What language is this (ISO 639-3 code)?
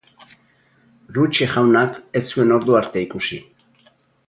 eus